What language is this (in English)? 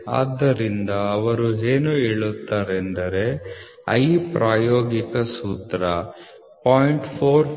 Kannada